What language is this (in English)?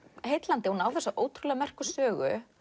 Icelandic